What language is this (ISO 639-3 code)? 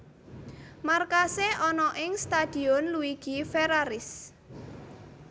jav